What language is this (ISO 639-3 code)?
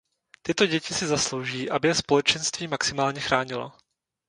ces